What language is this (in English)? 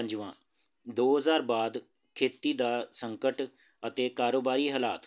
Punjabi